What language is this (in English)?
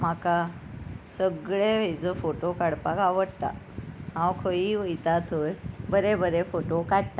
Konkani